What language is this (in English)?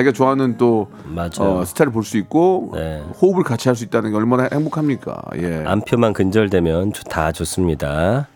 Korean